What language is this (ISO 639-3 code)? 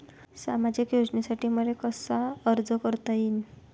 mar